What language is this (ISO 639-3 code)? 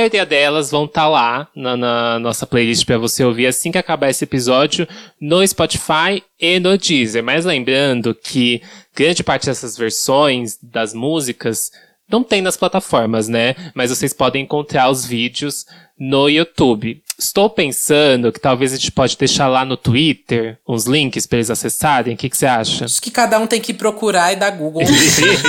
por